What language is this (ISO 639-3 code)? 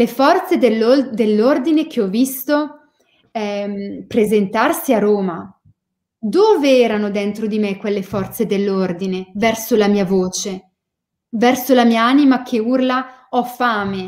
ita